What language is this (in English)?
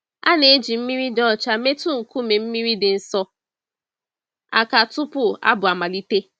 Igbo